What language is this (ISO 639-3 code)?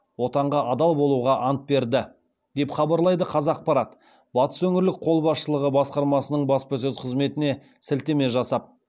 kaz